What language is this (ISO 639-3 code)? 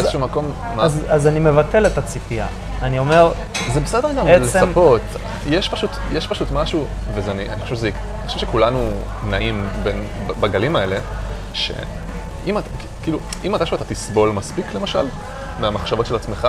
heb